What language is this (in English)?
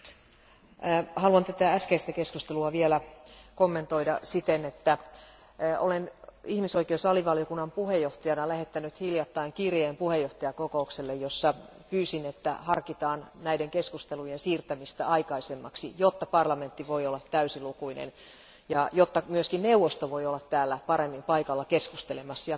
Finnish